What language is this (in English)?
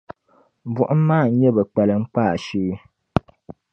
Dagbani